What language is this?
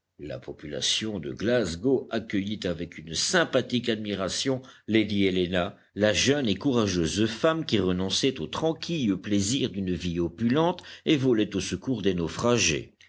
French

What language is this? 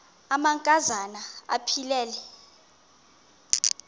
Xhosa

